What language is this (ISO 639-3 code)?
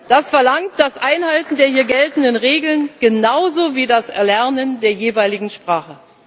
deu